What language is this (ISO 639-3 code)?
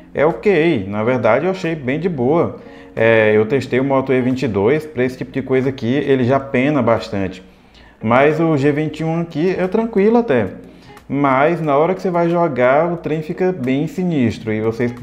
por